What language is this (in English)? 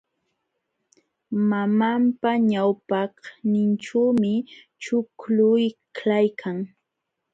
Jauja Wanca Quechua